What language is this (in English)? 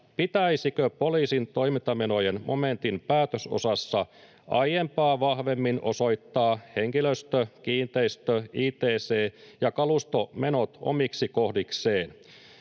Finnish